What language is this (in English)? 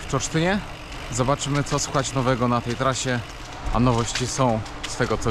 Polish